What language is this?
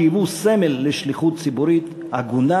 Hebrew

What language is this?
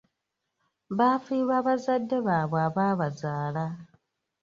Ganda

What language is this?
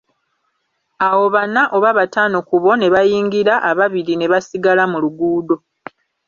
Ganda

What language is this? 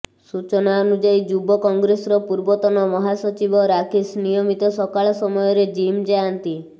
Odia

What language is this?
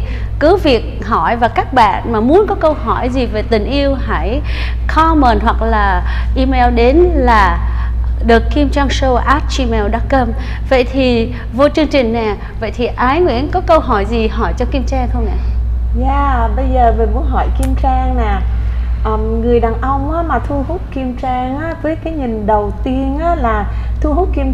Vietnamese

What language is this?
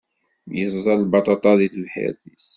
Kabyle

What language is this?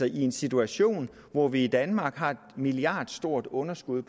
Danish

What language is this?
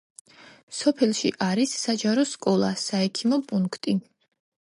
Georgian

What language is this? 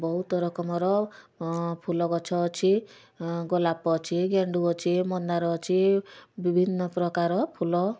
Odia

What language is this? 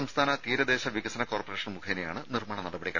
Malayalam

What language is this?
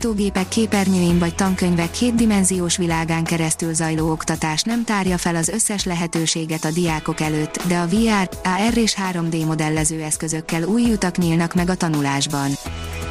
Hungarian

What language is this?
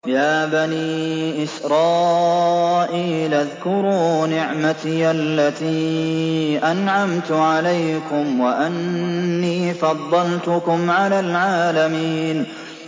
Arabic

